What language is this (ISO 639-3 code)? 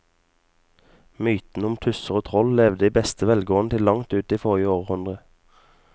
nor